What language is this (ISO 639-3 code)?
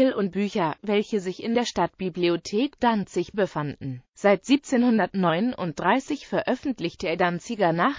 deu